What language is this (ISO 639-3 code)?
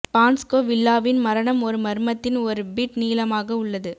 tam